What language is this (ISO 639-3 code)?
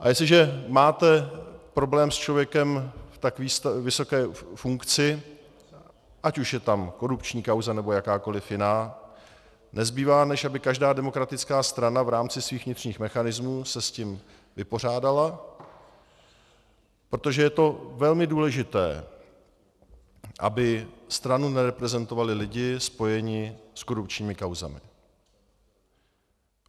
ces